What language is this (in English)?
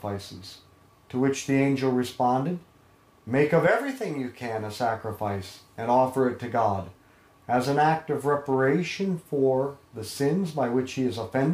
English